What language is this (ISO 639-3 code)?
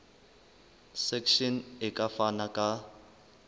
sot